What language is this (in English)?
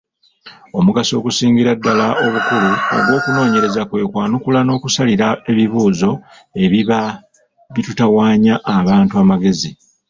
Ganda